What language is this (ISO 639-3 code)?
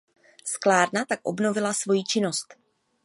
ces